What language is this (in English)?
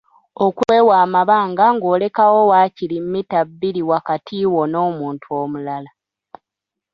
Ganda